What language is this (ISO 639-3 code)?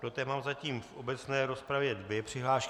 ces